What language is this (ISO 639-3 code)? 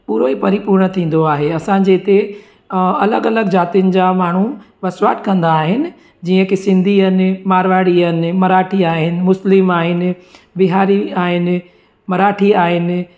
snd